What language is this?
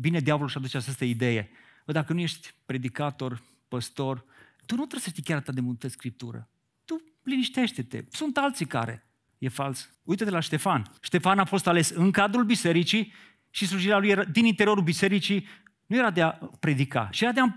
Romanian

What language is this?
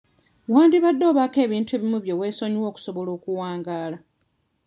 Ganda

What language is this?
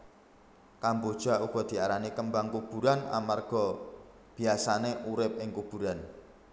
Javanese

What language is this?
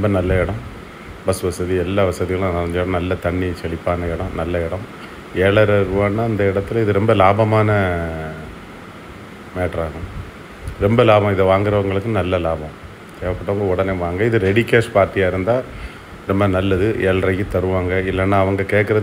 Turkish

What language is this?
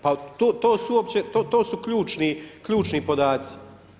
Croatian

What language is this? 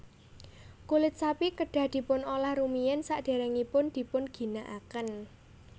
Javanese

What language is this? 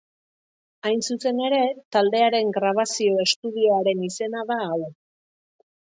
Basque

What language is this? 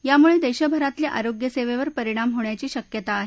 Marathi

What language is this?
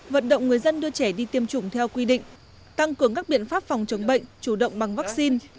Vietnamese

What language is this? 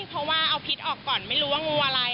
Thai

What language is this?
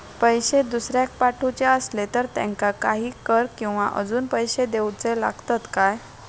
Marathi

